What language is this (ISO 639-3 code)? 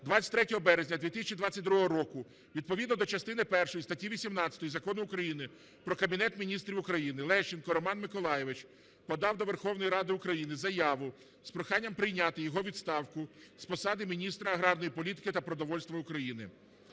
ukr